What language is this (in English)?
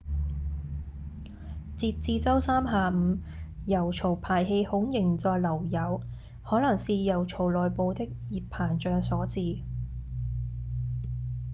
Cantonese